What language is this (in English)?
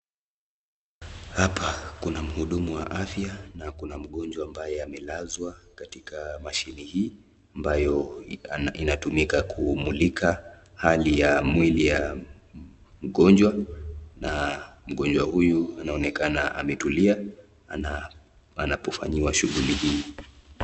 Swahili